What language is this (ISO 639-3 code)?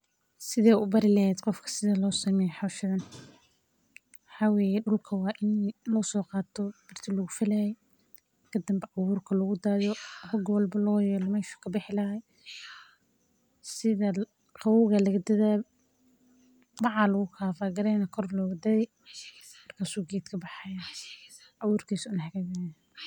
som